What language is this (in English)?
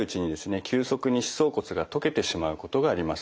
Japanese